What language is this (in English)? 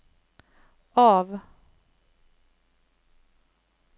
Swedish